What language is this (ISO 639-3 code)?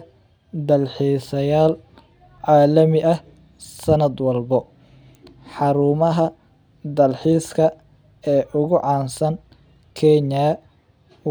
som